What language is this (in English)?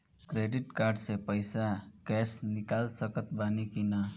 Bhojpuri